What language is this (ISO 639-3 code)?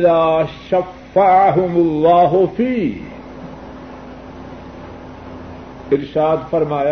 urd